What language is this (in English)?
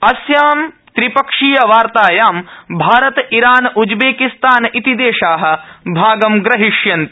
Sanskrit